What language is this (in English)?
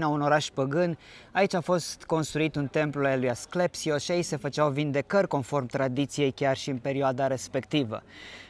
Romanian